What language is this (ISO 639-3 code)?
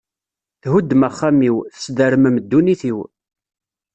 kab